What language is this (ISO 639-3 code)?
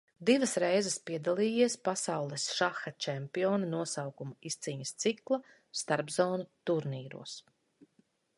lav